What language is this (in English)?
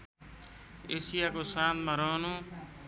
Nepali